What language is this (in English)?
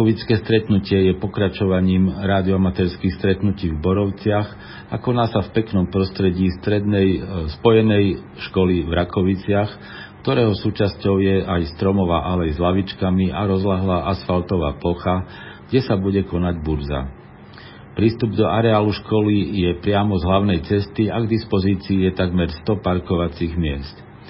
Slovak